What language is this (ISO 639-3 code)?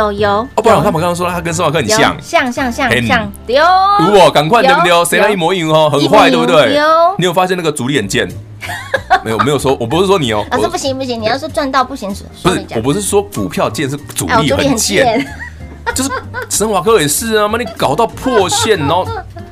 zho